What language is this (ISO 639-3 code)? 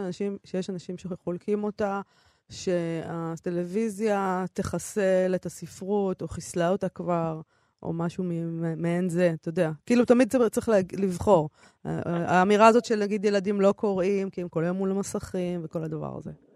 heb